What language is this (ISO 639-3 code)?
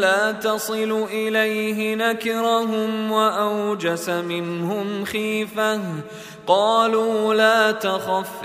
ara